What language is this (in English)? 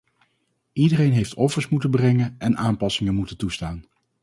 Dutch